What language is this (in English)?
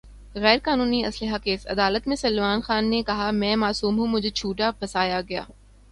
Urdu